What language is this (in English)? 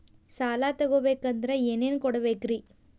Kannada